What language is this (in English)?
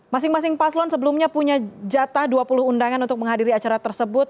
Indonesian